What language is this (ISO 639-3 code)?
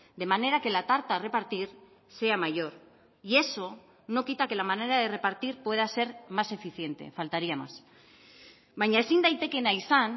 spa